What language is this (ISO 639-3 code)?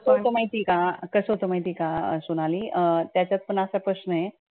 mar